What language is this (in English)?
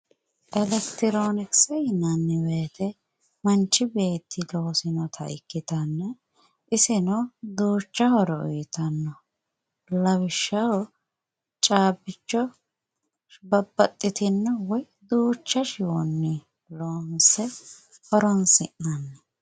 Sidamo